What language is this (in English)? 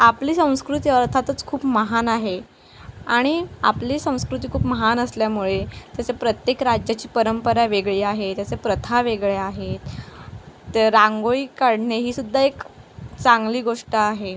Marathi